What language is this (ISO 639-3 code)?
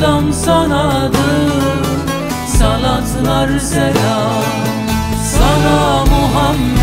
tur